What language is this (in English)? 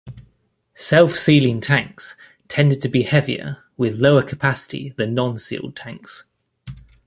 English